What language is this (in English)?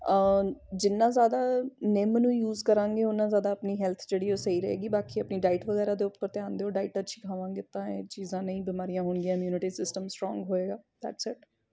Punjabi